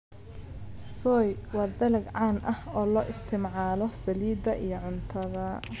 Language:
Somali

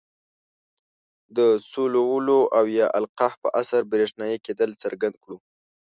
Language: Pashto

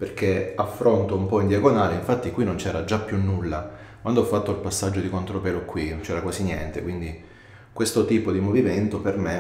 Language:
Italian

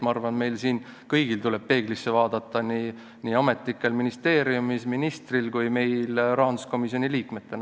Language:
Estonian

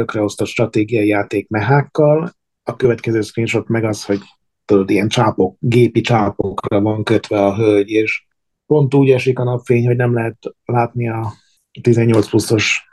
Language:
Hungarian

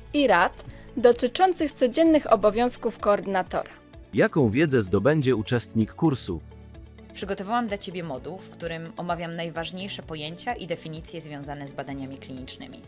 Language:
Polish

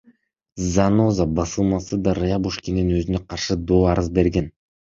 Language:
Kyrgyz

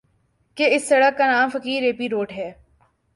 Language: Urdu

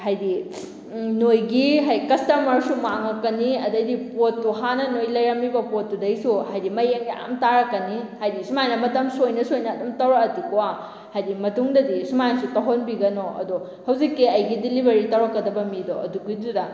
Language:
Manipuri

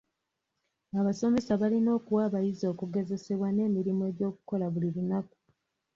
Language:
Ganda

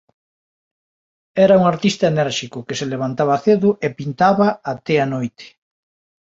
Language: Galician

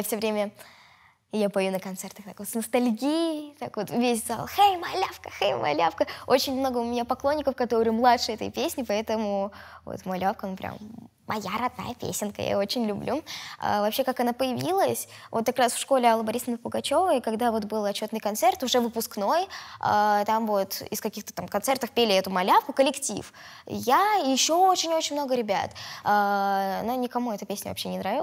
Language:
Russian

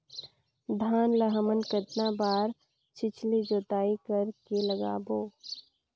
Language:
Chhattisgarhi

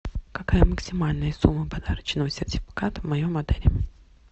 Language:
Russian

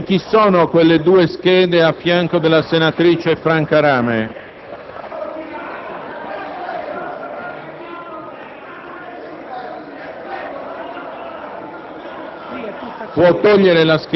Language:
Italian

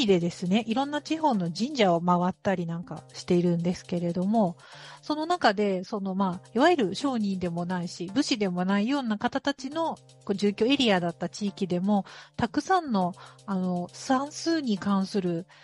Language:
Japanese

